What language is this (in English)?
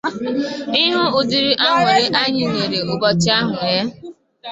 Igbo